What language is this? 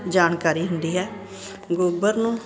Punjabi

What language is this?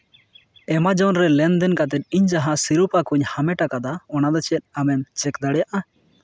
Santali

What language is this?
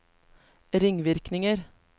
Norwegian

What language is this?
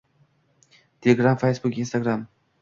Uzbek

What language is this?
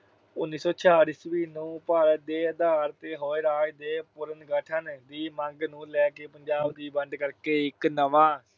Punjabi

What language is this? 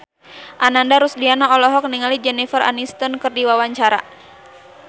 Sundanese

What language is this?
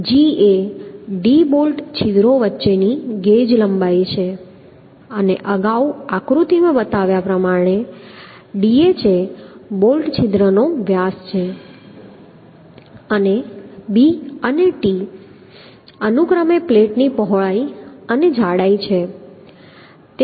Gujarati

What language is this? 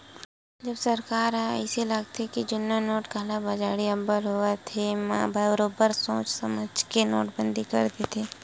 Chhattisgarhi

